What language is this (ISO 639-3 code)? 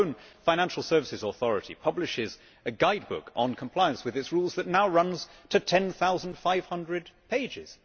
eng